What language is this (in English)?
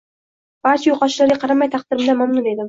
Uzbek